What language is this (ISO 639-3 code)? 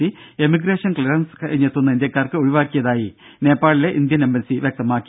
mal